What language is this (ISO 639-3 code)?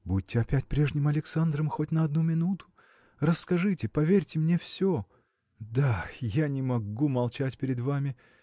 rus